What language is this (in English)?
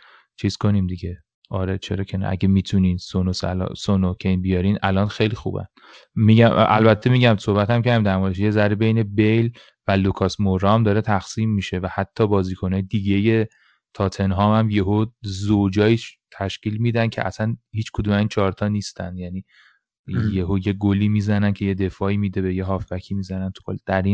Persian